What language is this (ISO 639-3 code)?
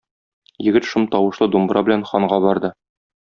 tat